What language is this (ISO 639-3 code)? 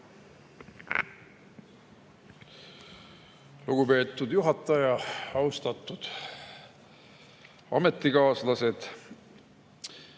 est